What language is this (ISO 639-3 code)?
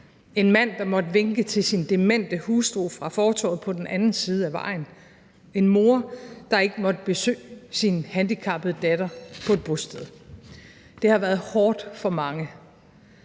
dan